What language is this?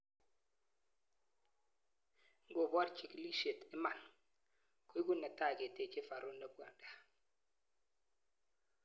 Kalenjin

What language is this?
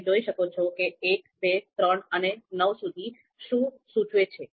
Gujarati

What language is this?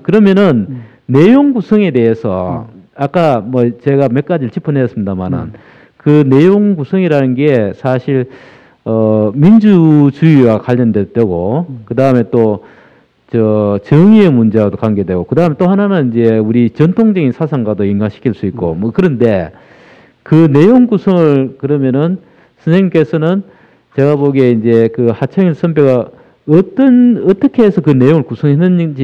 Korean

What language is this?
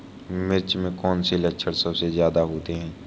Hindi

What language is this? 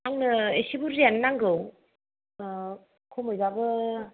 Bodo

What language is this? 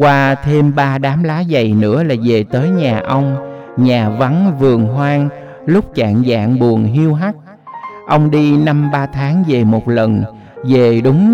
Vietnamese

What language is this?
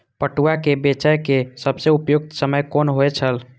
Maithili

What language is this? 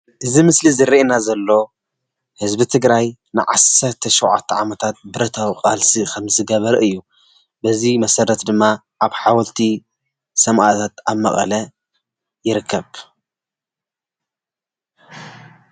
Tigrinya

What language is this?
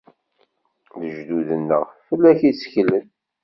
Kabyle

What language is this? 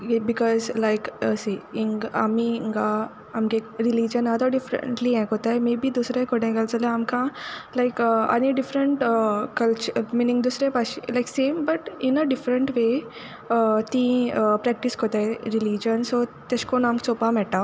Konkani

